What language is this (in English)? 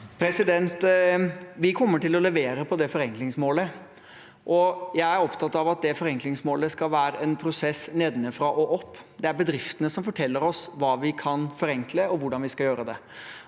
Norwegian